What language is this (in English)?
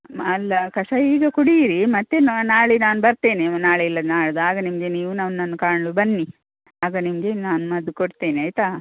Kannada